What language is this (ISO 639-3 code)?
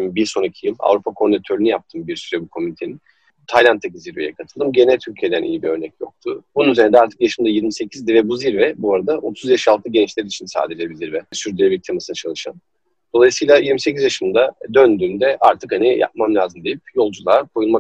tur